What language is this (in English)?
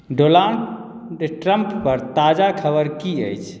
Maithili